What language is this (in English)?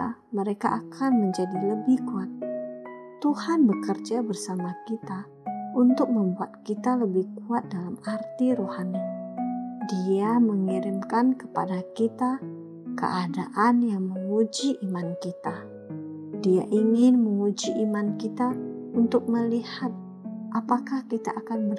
Indonesian